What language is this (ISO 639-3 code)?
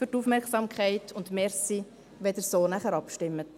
gsw